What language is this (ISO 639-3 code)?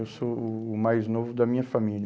por